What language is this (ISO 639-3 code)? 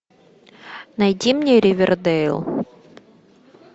rus